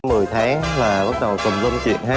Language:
Vietnamese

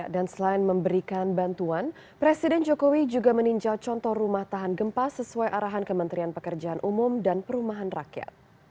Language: Indonesian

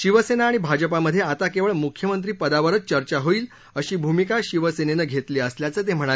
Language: Marathi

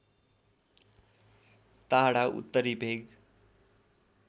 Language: Nepali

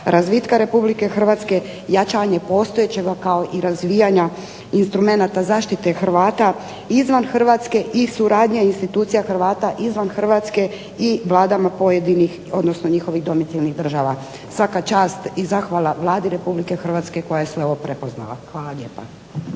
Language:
Croatian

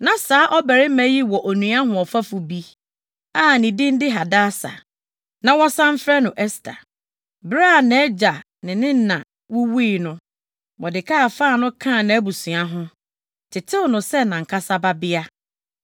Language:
Akan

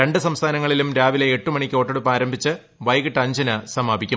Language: Malayalam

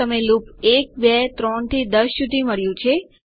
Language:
Gujarati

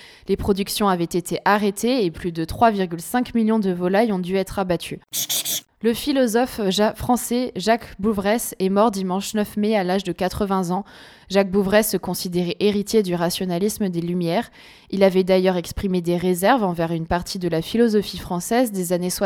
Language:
French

